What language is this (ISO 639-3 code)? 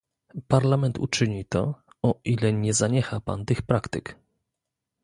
pol